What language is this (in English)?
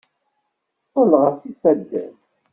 Kabyle